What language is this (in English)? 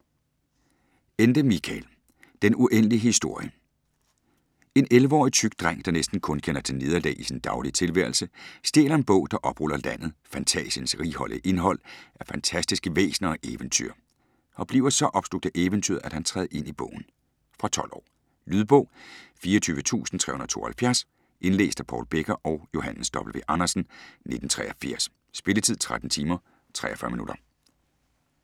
Danish